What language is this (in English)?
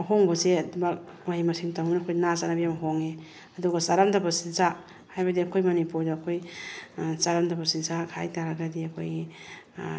Manipuri